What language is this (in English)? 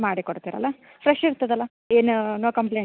Kannada